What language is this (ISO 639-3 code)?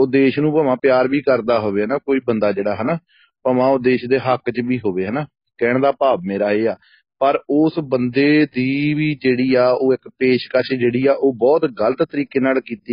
pan